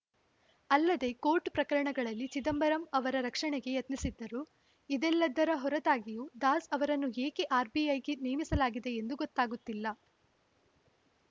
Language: Kannada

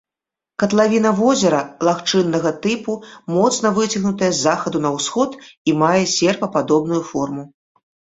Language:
Belarusian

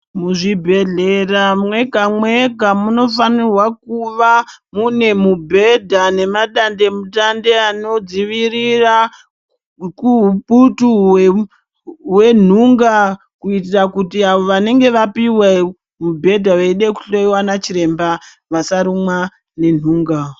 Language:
Ndau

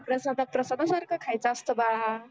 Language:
Marathi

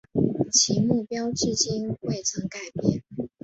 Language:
Chinese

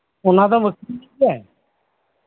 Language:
Santali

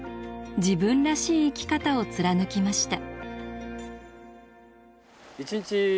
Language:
Japanese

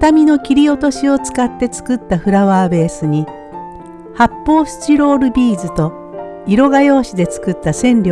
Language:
Japanese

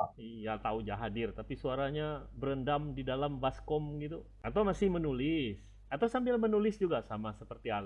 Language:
Indonesian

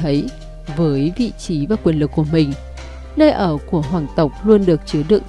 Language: Vietnamese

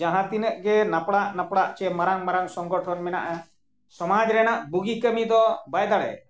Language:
Santali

